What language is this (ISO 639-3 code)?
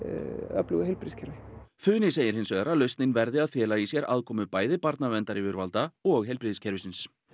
isl